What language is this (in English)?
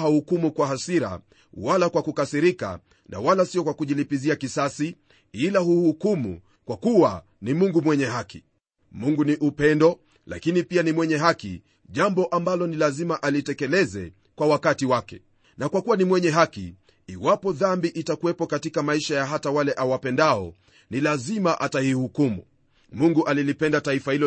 Swahili